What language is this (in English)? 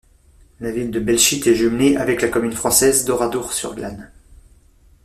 French